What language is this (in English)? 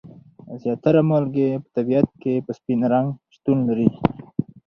Pashto